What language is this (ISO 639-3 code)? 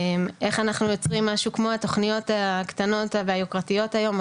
heb